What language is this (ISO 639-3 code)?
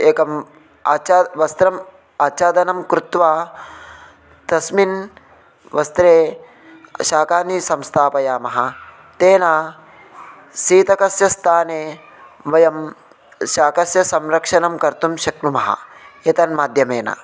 san